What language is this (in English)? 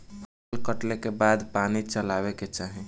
Bhojpuri